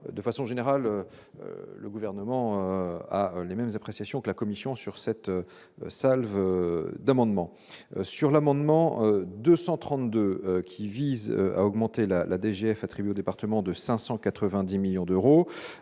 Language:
French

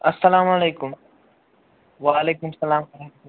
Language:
Kashmiri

